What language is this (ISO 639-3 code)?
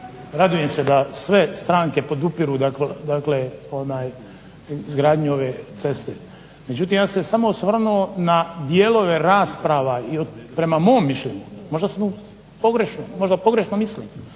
hrv